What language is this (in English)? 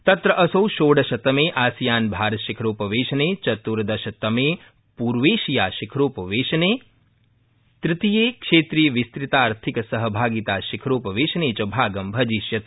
Sanskrit